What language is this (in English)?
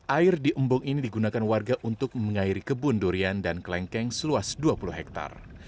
Indonesian